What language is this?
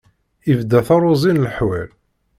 Kabyle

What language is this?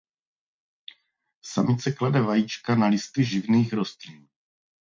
Czech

